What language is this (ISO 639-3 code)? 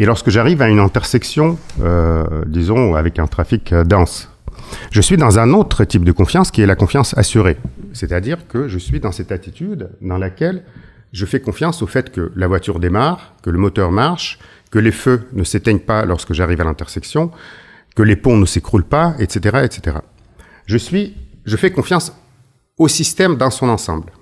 fra